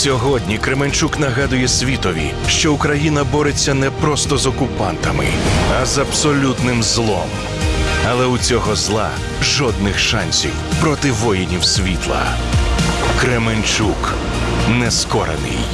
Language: Ukrainian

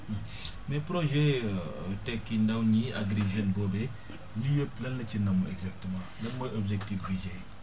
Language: Wolof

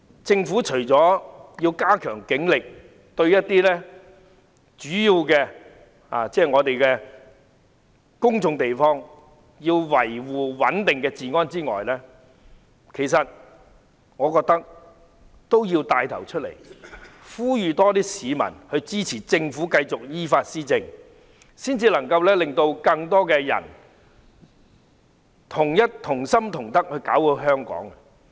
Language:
Cantonese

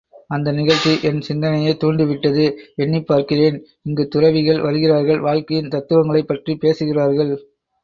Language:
Tamil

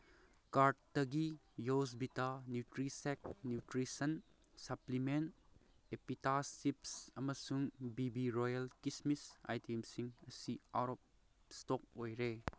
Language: Manipuri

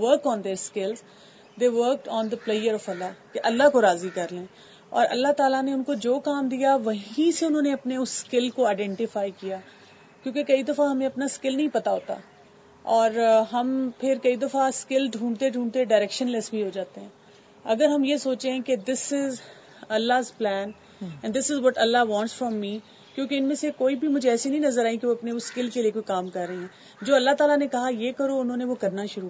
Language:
Urdu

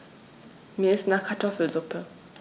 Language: German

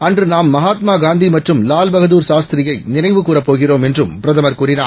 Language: Tamil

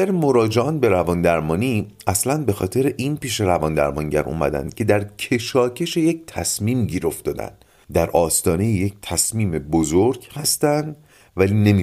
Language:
Persian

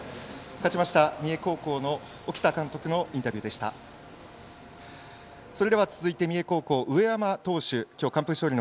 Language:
Japanese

